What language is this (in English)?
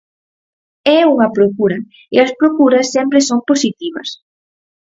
Galician